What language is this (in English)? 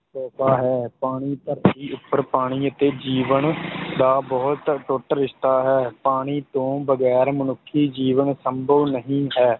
Punjabi